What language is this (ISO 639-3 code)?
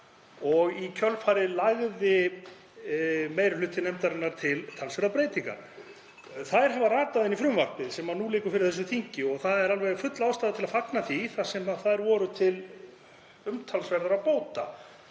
isl